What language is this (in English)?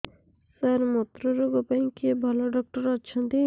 Odia